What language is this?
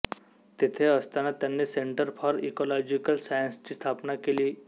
Marathi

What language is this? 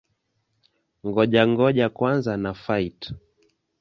Swahili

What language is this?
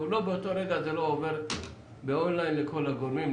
Hebrew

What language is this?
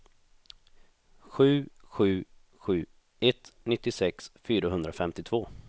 Swedish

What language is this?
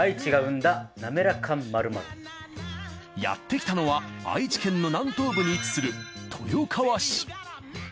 Japanese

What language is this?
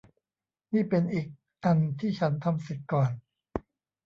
Thai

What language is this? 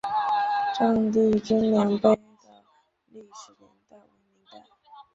Chinese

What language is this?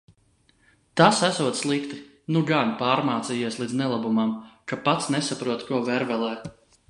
Latvian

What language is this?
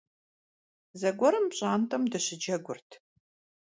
Kabardian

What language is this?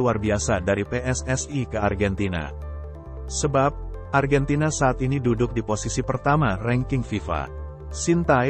Indonesian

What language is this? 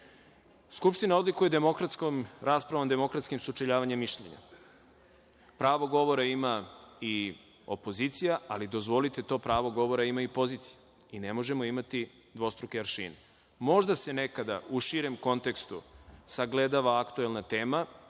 Serbian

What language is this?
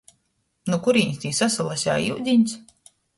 Latgalian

